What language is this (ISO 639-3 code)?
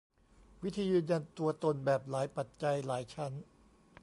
tha